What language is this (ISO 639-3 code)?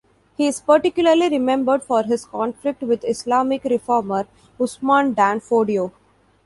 eng